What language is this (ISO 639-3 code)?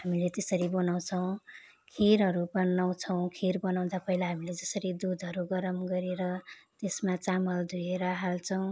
nep